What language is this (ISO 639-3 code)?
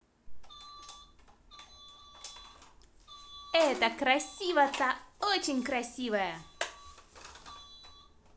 rus